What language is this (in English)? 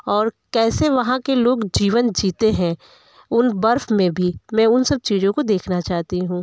Hindi